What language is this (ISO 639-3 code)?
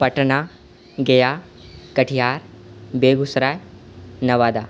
mai